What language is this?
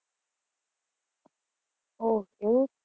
Gujarati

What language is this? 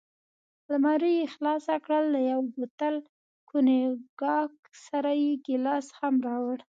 Pashto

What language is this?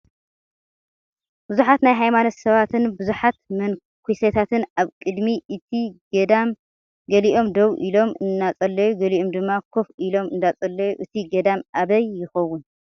Tigrinya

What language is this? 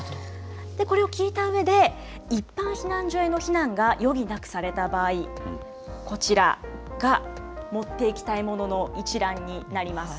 Japanese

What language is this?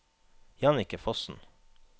Norwegian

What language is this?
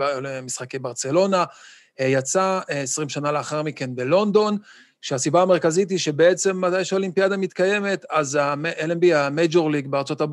Hebrew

